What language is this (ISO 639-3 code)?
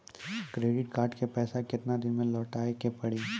mai